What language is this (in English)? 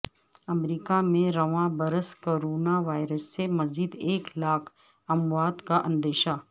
Urdu